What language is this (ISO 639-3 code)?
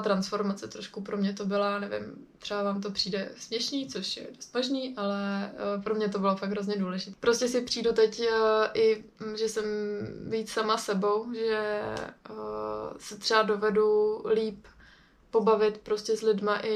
ces